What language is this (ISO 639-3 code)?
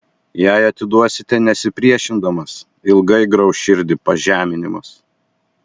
lit